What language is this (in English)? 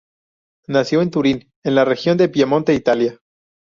Spanish